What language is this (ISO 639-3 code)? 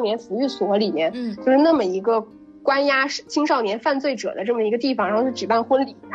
zho